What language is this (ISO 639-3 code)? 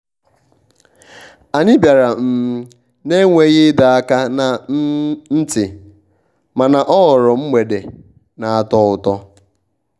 ibo